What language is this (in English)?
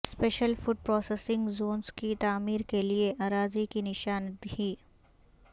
Urdu